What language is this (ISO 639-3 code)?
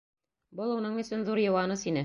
bak